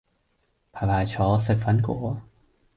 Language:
Cantonese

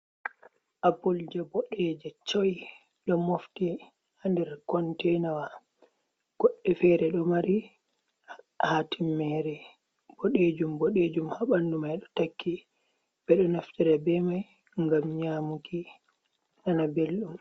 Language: Fula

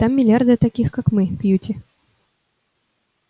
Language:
Russian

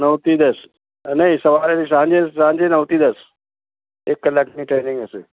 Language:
Gujarati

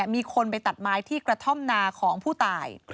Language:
Thai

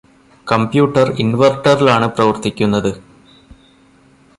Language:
Malayalam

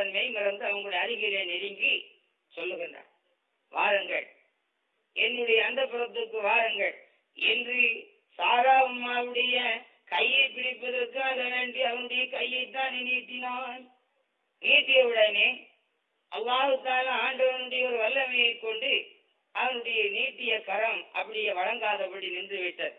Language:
Tamil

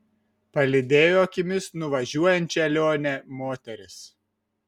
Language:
Lithuanian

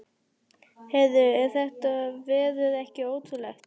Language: Icelandic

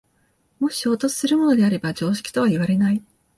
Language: Japanese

